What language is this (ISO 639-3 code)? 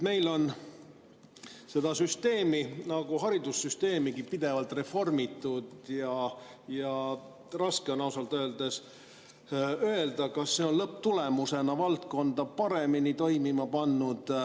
est